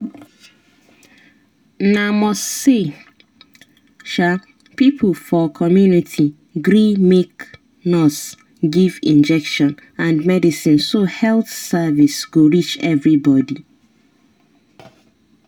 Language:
Nigerian Pidgin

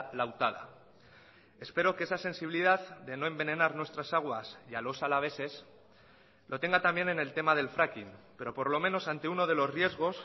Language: Spanish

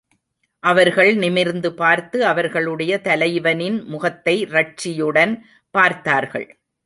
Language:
Tamil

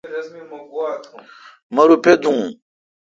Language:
Kalkoti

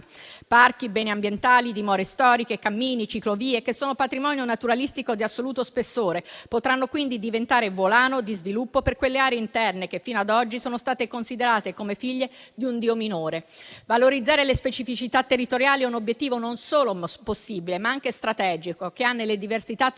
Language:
Italian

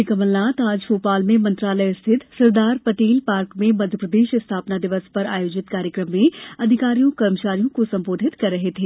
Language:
Hindi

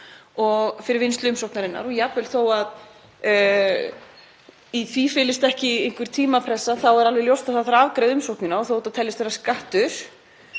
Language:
Icelandic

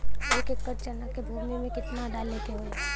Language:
Bhojpuri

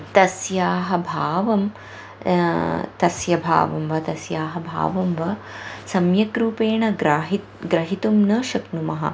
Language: Sanskrit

